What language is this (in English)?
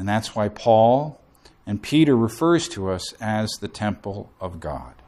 English